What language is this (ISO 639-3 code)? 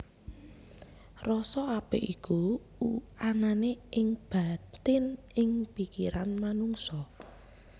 jav